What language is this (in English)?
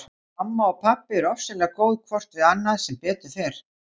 Icelandic